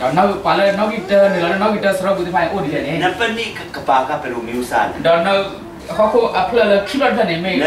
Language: Thai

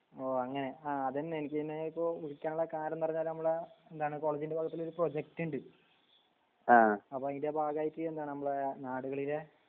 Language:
Malayalam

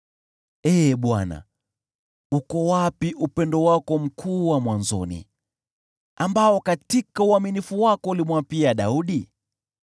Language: Swahili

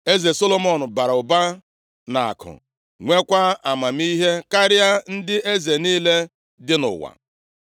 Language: Igbo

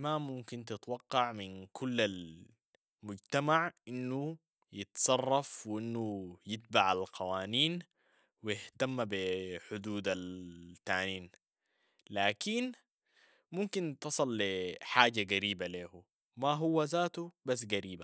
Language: Sudanese Arabic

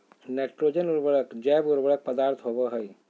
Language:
Magahi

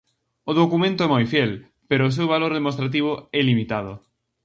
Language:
Galician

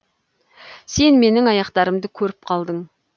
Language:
Kazakh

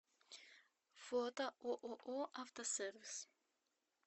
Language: Russian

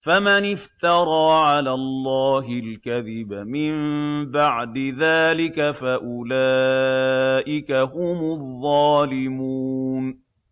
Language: Arabic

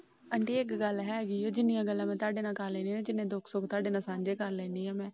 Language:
Punjabi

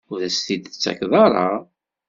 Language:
Kabyle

